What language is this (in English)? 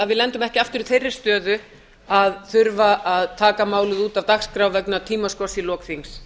Icelandic